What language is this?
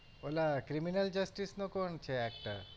Gujarati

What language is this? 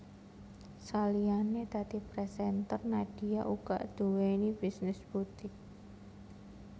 Javanese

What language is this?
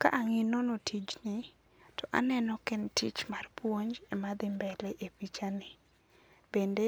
Luo (Kenya and Tanzania)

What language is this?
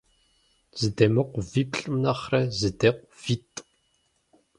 Kabardian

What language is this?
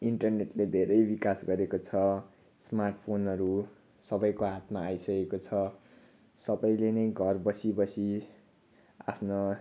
Nepali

